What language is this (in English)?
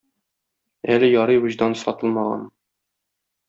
Tatar